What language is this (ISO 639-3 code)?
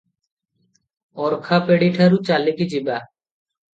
ori